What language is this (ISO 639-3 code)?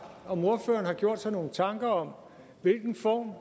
dan